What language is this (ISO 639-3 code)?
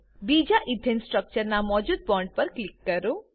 guj